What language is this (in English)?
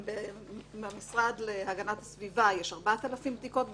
Hebrew